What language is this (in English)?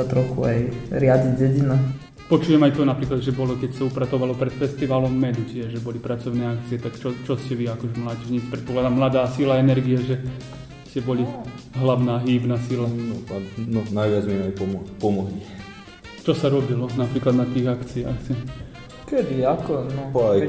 Slovak